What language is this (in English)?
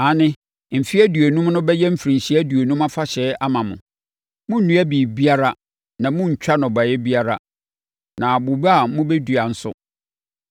Akan